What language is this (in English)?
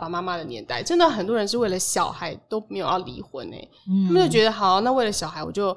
Chinese